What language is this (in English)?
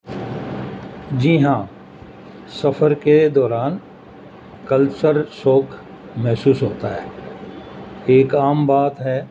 Urdu